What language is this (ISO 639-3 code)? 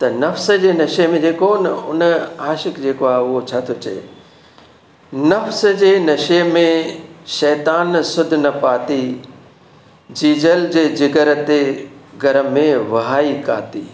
snd